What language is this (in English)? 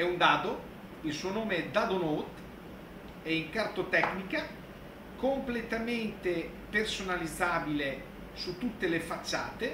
Italian